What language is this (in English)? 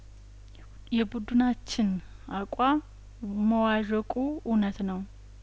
Amharic